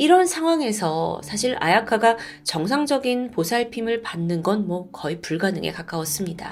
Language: Korean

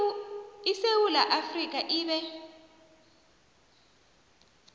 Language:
South Ndebele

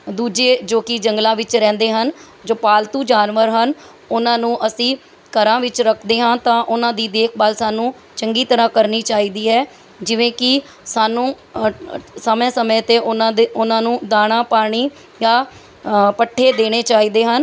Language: Punjabi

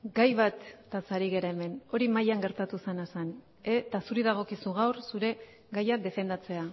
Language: Basque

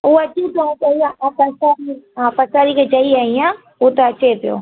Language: Sindhi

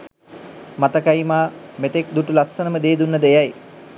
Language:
Sinhala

